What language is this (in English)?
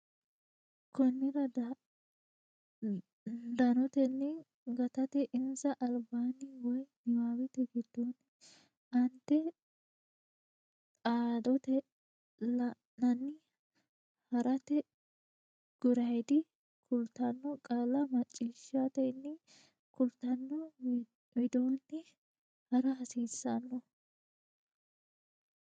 Sidamo